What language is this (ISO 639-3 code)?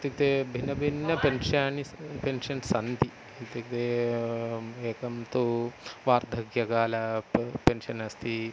san